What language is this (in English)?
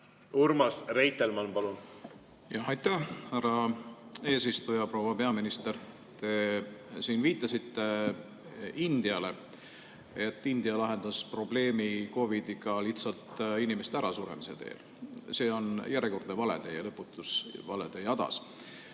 Estonian